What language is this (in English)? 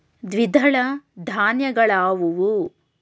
Kannada